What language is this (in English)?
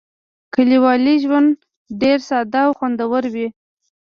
Pashto